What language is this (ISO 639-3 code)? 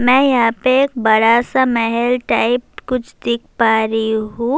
urd